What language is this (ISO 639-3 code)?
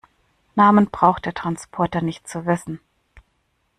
deu